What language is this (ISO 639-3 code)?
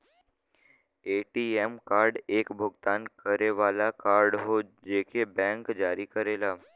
bho